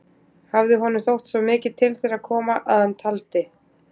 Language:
Icelandic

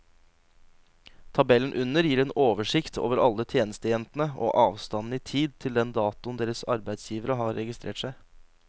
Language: Norwegian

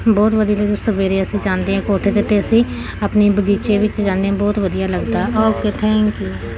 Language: Punjabi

